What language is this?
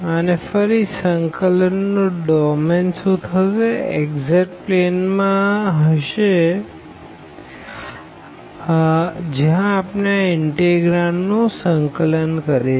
Gujarati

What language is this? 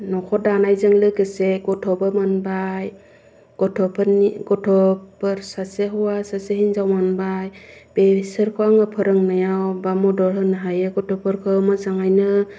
Bodo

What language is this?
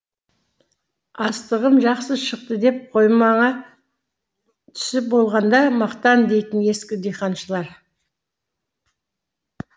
Kazakh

